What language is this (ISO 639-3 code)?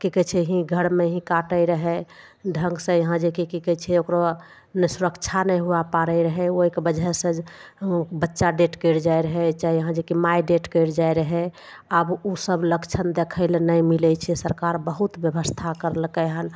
mai